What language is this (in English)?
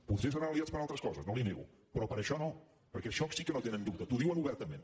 Catalan